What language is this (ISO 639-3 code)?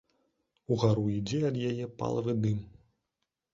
bel